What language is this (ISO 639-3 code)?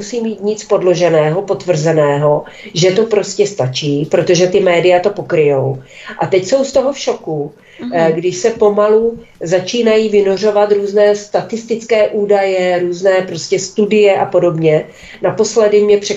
ces